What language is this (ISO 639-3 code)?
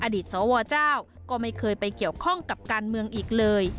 tha